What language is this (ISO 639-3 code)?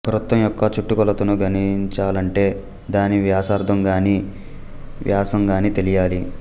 tel